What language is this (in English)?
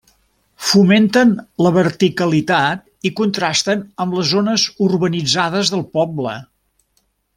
Catalan